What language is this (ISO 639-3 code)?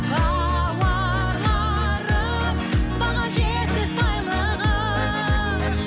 kaz